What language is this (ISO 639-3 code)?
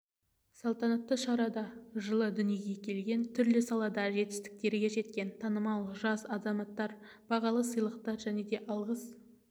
kaz